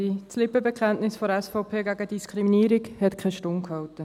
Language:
Swiss German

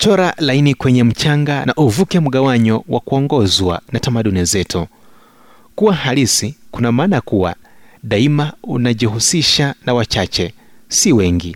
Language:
Swahili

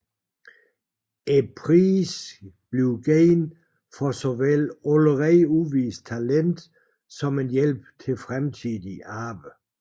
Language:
Danish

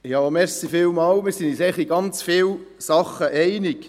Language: Swiss German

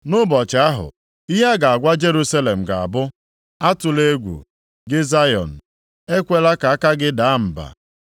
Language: Igbo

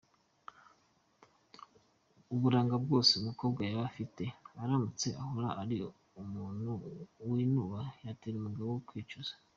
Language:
Kinyarwanda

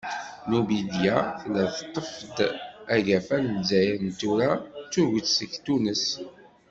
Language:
Kabyle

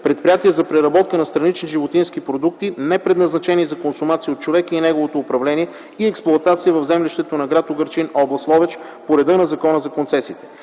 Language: Bulgarian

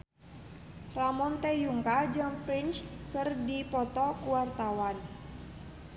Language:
Sundanese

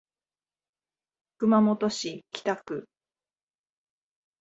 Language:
Japanese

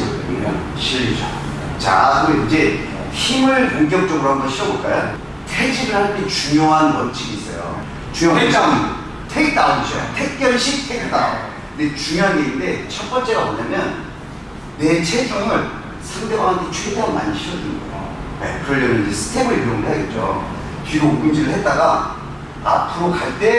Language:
Korean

